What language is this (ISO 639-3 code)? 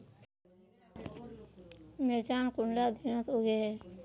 mag